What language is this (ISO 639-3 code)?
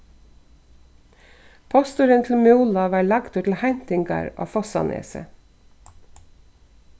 fao